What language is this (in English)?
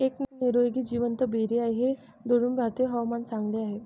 Marathi